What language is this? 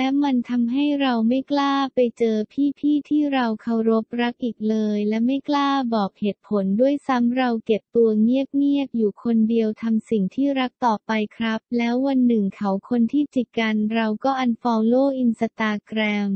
Thai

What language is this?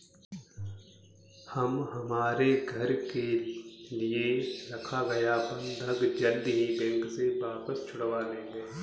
Hindi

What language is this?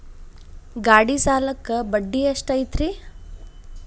Kannada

